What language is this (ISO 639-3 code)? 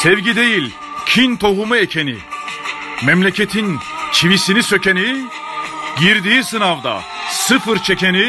tur